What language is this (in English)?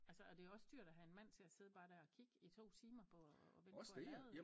Danish